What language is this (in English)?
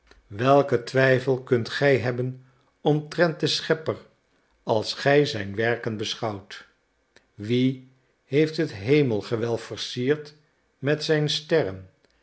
Dutch